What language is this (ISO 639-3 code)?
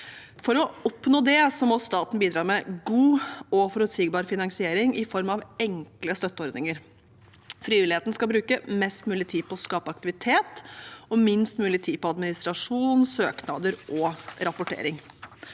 nor